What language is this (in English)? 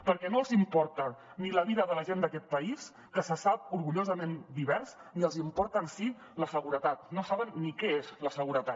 Catalan